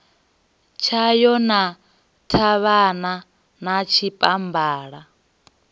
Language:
Venda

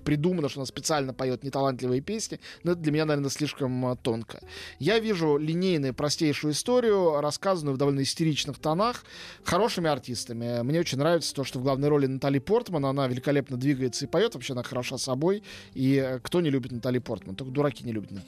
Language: Russian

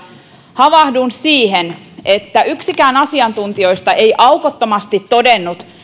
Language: Finnish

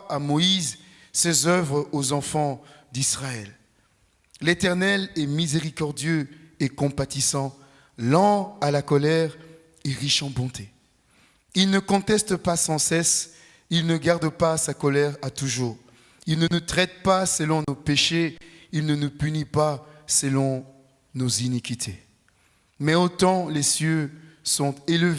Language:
French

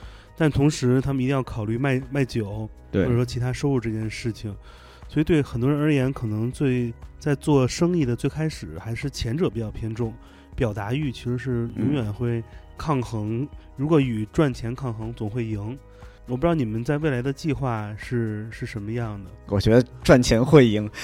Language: Chinese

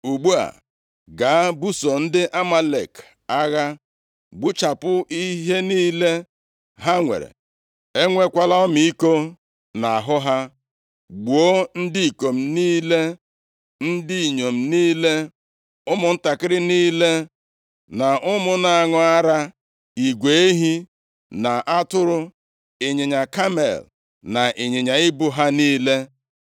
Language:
Igbo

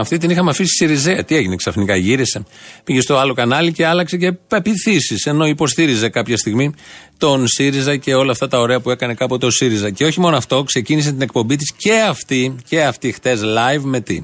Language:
Greek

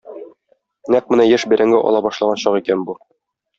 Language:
Tatar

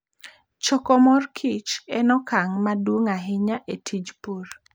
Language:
Luo (Kenya and Tanzania)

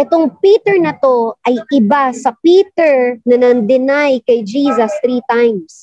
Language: Filipino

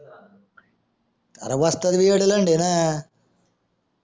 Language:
Marathi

